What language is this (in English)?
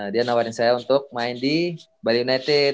Indonesian